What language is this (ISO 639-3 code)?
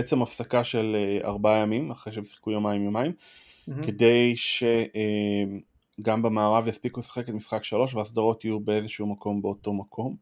heb